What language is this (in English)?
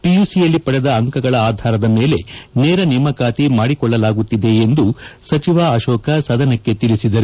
Kannada